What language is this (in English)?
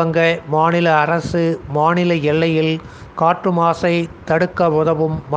Tamil